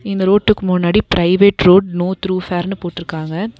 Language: Tamil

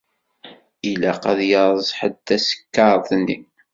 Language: Kabyle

